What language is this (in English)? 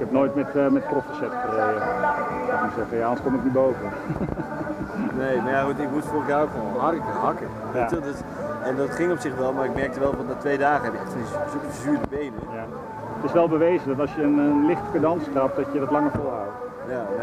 Dutch